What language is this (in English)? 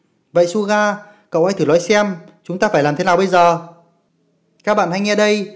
Vietnamese